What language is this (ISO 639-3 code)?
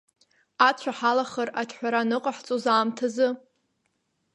abk